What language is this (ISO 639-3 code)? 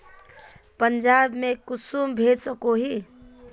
mag